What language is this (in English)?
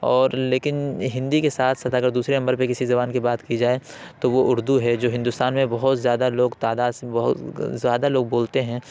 Urdu